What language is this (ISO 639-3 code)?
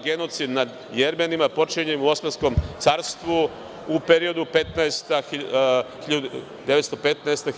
srp